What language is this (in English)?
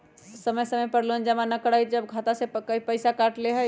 Magahi